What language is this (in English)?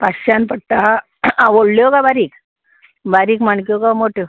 Konkani